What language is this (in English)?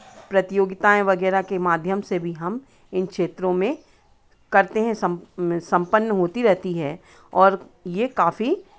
Hindi